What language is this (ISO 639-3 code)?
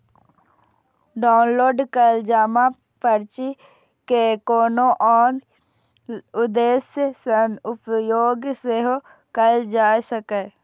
mai